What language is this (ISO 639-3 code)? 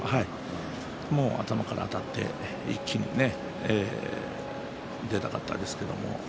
jpn